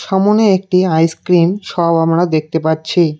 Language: Bangla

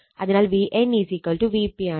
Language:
Malayalam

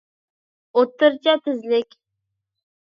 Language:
Uyghur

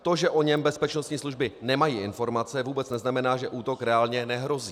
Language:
Czech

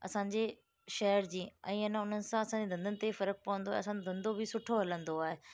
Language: Sindhi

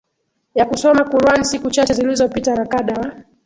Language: Swahili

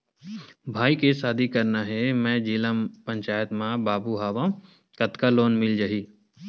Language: Chhattisgarhi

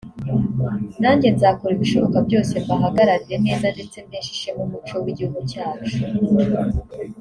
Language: Kinyarwanda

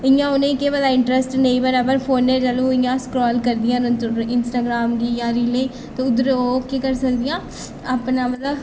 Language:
Dogri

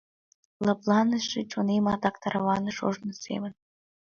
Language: Mari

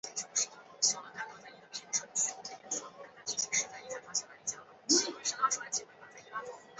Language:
Chinese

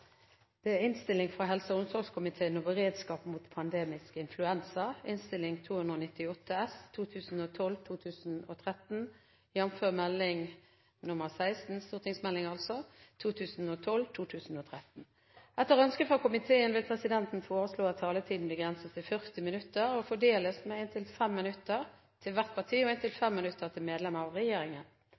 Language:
Norwegian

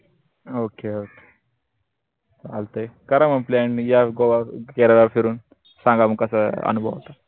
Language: Marathi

